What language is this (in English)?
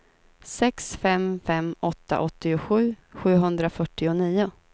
Swedish